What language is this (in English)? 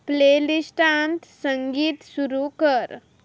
Konkani